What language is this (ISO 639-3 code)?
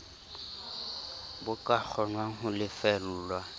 sot